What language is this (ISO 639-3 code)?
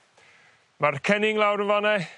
cym